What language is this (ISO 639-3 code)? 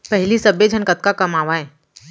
hne